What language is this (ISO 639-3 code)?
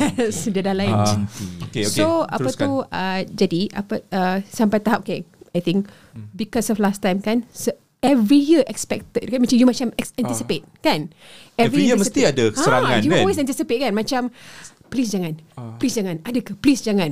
msa